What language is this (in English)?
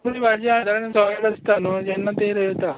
Konkani